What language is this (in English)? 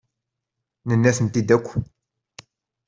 Kabyle